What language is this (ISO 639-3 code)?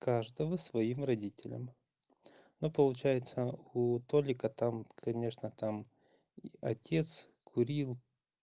rus